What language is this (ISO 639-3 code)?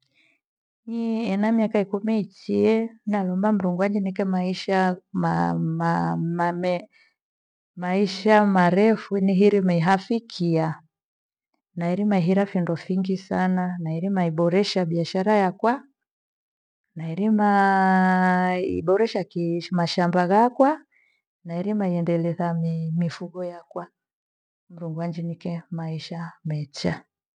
gwe